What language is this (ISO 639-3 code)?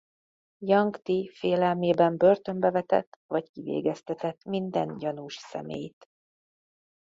hun